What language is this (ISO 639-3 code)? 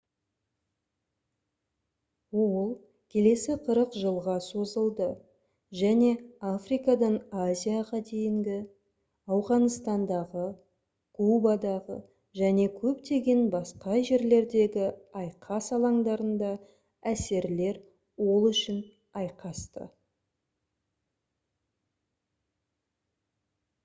kaz